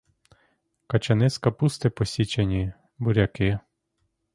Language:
Ukrainian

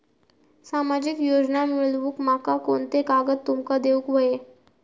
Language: Marathi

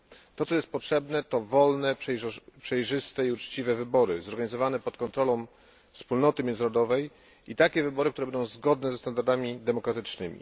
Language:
Polish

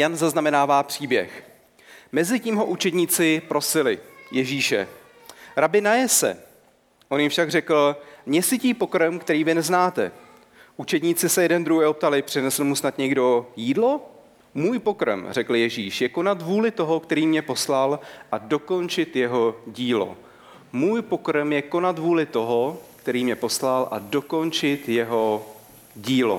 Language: Czech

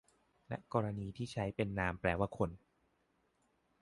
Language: Thai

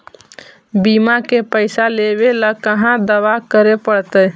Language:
Magahi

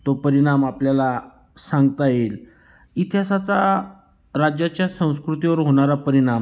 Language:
Marathi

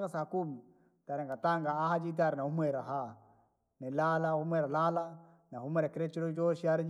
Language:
Langi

